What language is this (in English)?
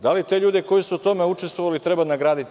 Serbian